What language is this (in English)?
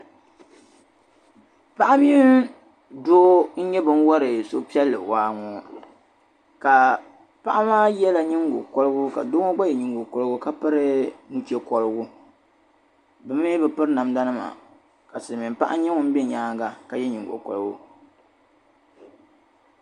Dagbani